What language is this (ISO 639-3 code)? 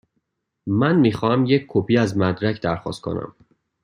fas